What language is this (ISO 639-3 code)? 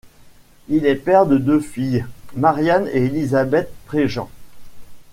fra